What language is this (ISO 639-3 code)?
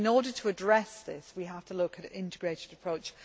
eng